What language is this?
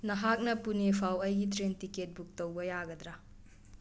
Manipuri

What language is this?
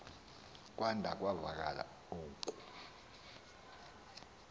Xhosa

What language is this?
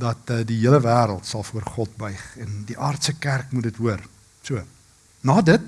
Dutch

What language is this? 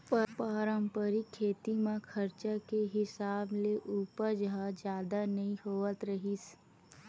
Chhattisgarhi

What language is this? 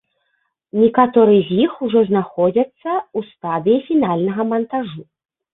Belarusian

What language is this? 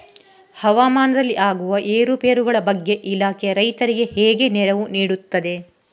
Kannada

